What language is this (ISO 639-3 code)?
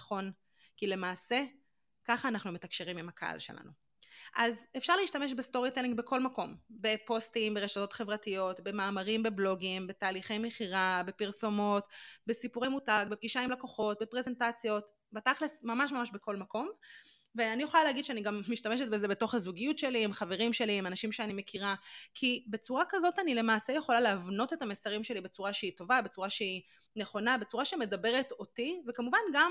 heb